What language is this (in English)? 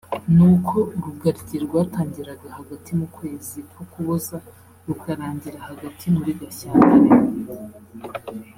Kinyarwanda